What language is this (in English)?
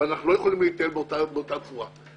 Hebrew